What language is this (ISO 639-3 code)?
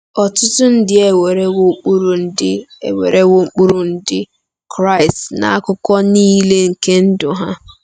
ibo